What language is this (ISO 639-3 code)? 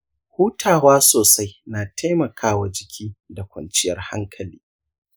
hau